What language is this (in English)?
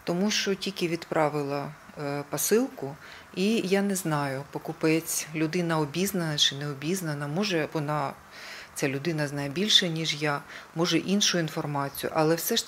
Ukrainian